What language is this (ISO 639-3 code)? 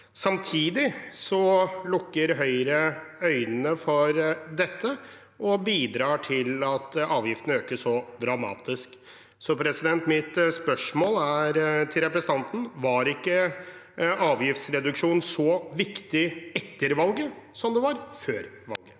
nor